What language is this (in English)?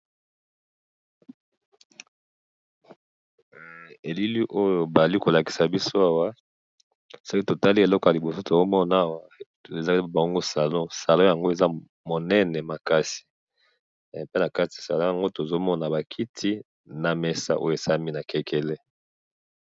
Lingala